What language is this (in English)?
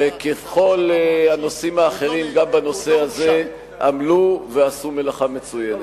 Hebrew